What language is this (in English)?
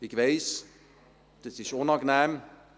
Swiss German